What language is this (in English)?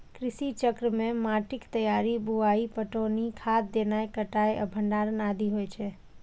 Maithili